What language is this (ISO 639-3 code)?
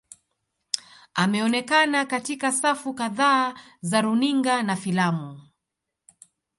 swa